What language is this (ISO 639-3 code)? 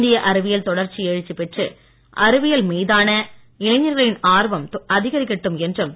tam